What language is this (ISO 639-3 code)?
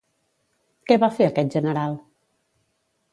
cat